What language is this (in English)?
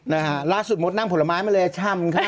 Thai